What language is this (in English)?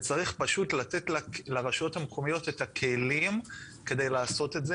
Hebrew